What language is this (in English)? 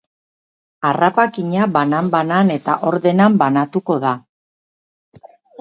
Basque